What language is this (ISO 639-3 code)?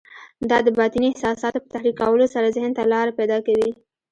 pus